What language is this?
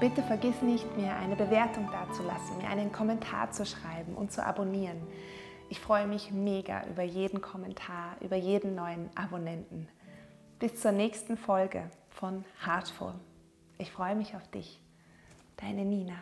German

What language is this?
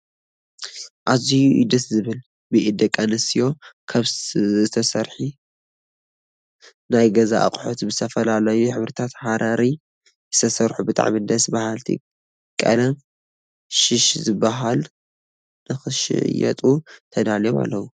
Tigrinya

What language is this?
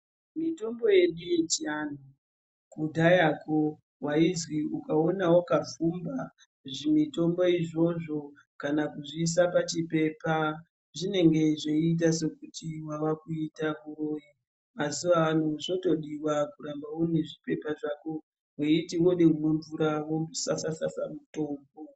Ndau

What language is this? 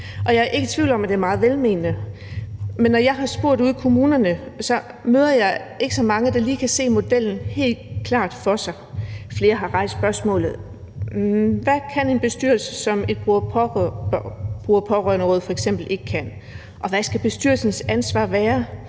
Danish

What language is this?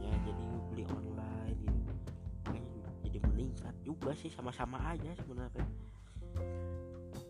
Indonesian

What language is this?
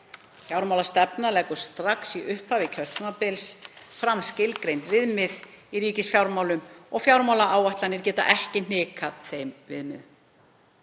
Icelandic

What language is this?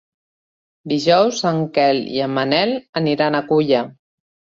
Catalan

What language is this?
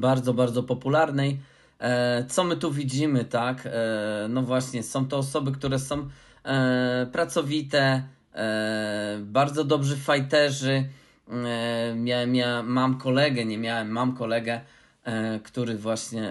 Polish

